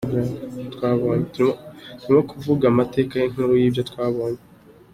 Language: Kinyarwanda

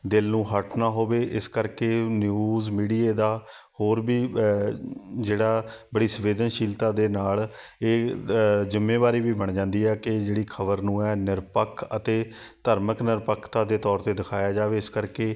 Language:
Punjabi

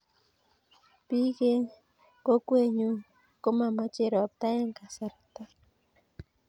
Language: Kalenjin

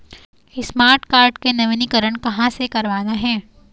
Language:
Chhattisgarhi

